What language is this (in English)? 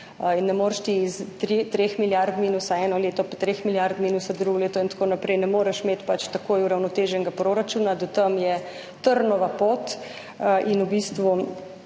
Slovenian